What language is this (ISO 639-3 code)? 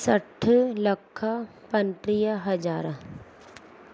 snd